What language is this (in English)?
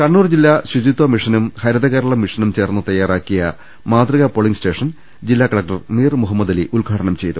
Malayalam